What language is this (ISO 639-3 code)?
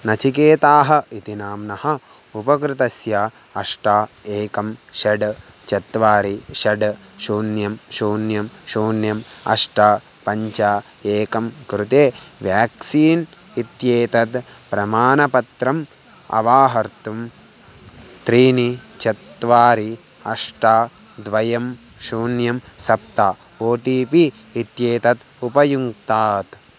san